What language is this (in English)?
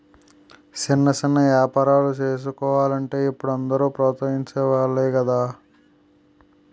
Telugu